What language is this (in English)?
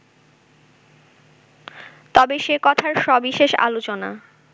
Bangla